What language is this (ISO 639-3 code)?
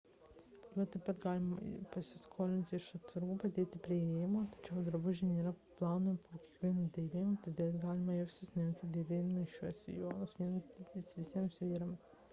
lit